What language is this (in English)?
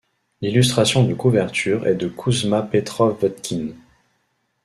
French